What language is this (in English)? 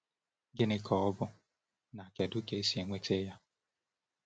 Igbo